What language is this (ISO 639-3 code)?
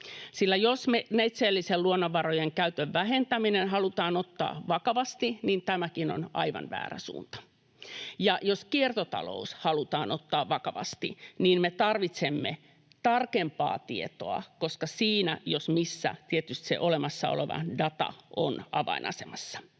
fin